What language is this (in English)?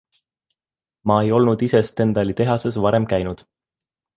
Estonian